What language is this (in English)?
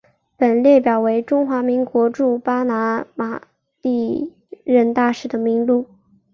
Chinese